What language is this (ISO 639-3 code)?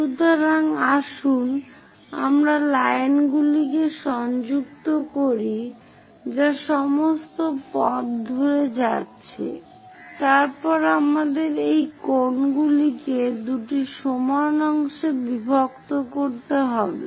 ben